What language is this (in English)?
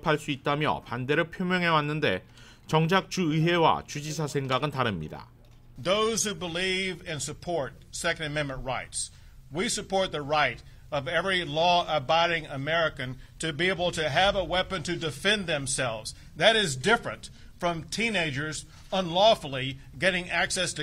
Korean